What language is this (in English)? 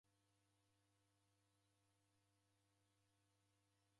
Taita